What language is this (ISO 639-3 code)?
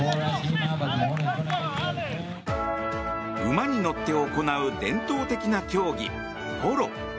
jpn